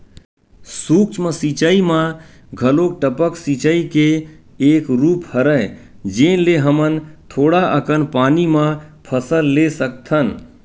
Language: Chhattisgarhi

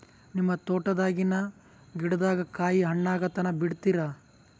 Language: Kannada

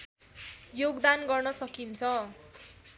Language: Nepali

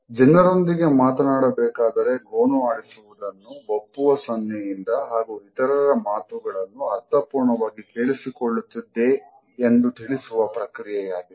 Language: Kannada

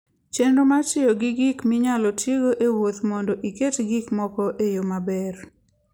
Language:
Luo (Kenya and Tanzania)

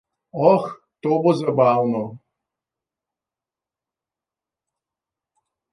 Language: Slovenian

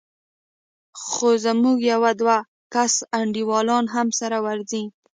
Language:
Pashto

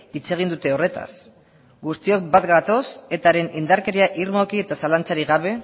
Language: Basque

